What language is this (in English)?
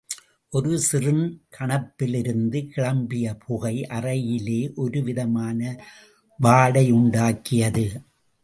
Tamil